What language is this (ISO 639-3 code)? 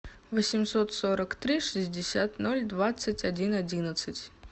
rus